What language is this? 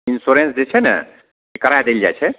Maithili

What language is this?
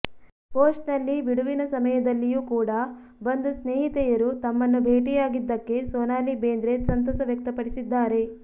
Kannada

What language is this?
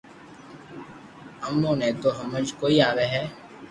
Loarki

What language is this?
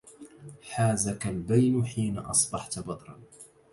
Arabic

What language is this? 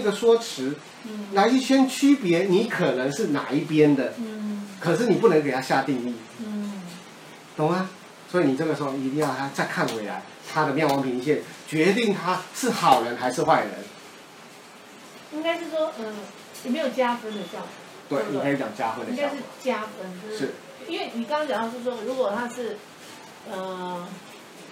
Chinese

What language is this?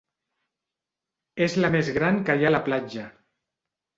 Catalan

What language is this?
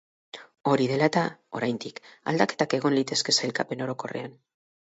Basque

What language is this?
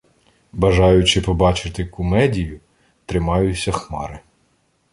Ukrainian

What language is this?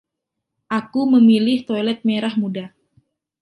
Indonesian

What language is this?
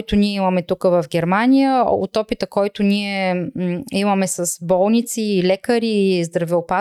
Bulgarian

